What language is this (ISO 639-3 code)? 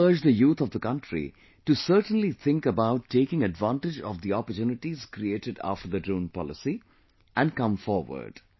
eng